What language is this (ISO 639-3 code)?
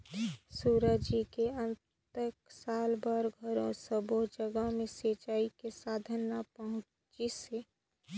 hne